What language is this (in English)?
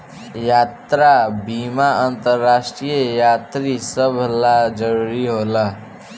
Bhojpuri